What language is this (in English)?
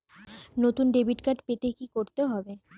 Bangla